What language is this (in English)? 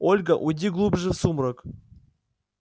Russian